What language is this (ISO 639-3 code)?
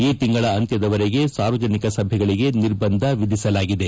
kan